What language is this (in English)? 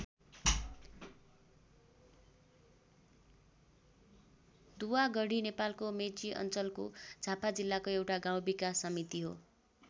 Nepali